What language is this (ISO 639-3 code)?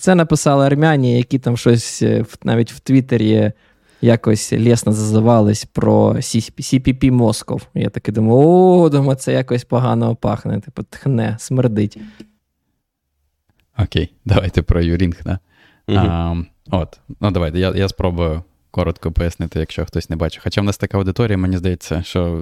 ukr